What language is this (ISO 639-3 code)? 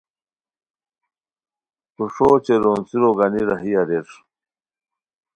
khw